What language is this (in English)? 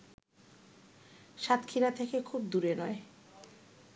Bangla